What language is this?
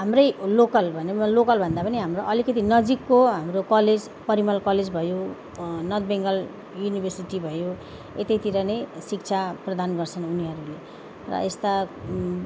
Nepali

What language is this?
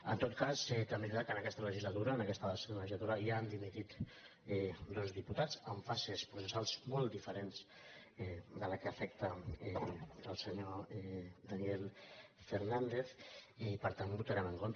Catalan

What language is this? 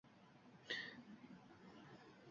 Uzbek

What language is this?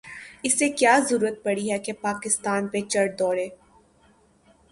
Urdu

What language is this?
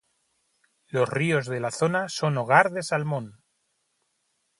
Spanish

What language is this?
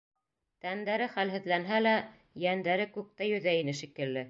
Bashkir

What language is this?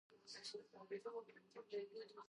Georgian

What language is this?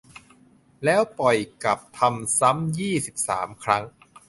Thai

